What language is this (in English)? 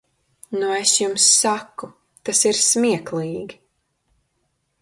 Latvian